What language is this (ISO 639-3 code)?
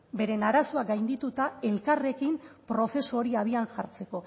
eus